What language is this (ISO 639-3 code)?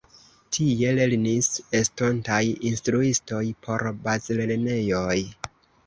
epo